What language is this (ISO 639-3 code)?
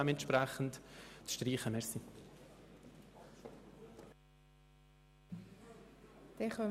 gsw